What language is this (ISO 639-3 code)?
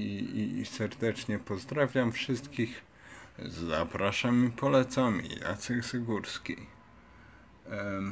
pol